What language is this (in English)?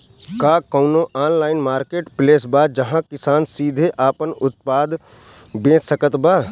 Bhojpuri